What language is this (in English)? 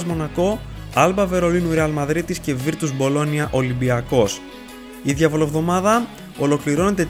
Greek